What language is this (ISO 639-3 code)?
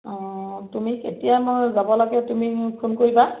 asm